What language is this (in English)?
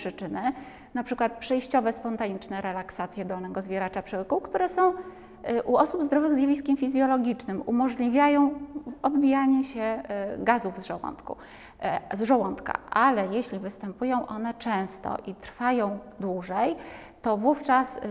Polish